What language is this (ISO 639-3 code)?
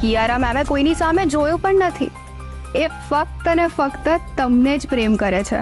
guj